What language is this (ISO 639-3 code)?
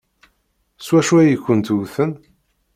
kab